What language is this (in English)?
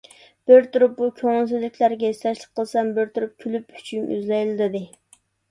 Uyghur